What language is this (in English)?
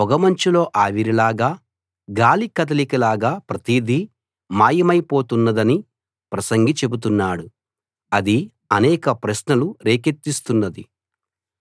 Telugu